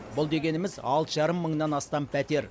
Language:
Kazakh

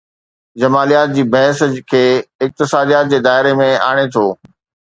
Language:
Sindhi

